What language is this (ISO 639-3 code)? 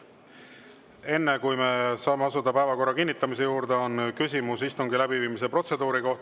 est